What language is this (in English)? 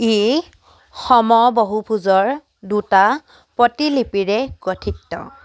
Assamese